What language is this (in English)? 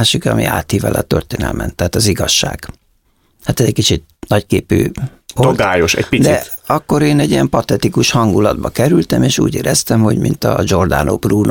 Hungarian